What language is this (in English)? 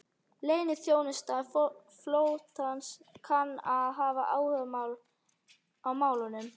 Icelandic